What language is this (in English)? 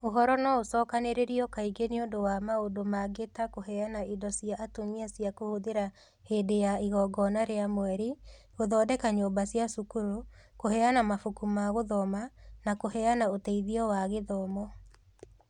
Kikuyu